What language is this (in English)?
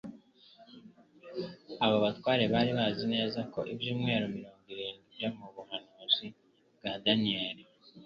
Kinyarwanda